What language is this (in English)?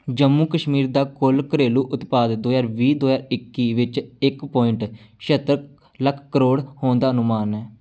Punjabi